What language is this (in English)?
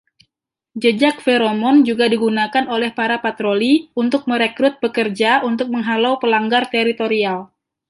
Indonesian